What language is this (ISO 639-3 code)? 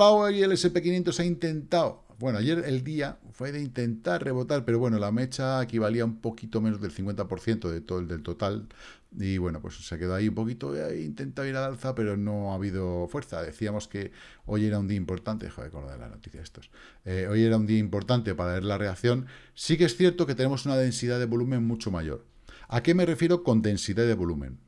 spa